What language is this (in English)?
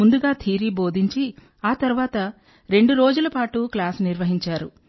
Telugu